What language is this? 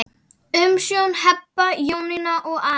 Icelandic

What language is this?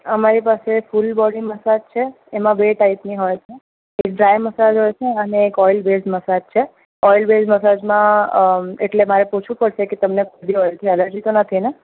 Gujarati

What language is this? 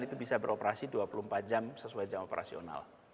Indonesian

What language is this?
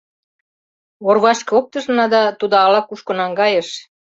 Mari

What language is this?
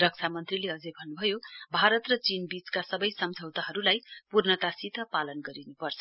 Nepali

